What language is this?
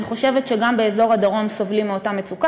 Hebrew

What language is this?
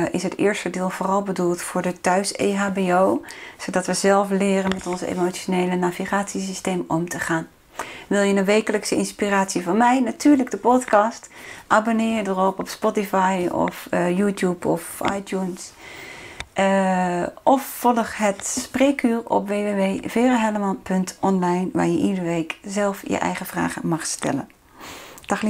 Dutch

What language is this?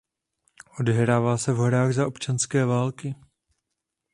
Czech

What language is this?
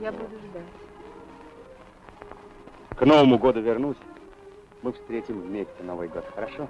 Russian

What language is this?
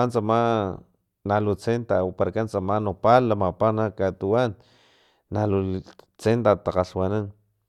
Filomena Mata-Coahuitlán Totonac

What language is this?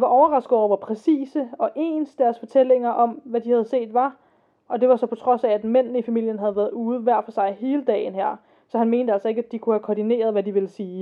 Danish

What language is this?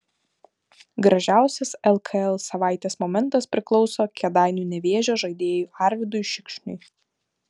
Lithuanian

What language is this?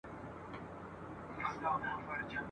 Pashto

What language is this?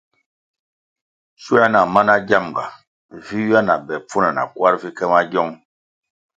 Kwasio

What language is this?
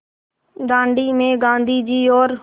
Hindi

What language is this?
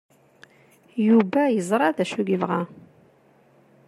Kabyle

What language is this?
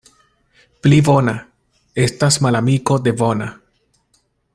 Esperanto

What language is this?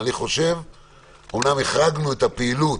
Hebrew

